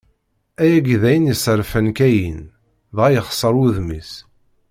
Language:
Kabyle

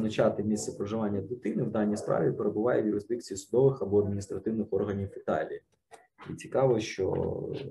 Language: Ukrainian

